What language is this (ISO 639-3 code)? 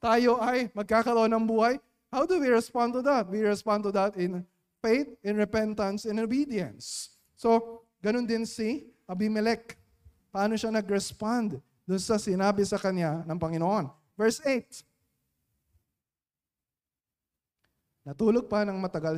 fil